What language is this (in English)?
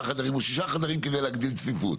Hebrew